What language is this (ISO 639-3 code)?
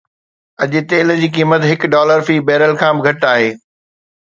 snd